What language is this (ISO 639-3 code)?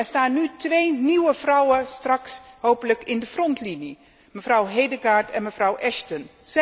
nld